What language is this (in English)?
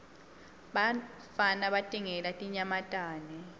Swati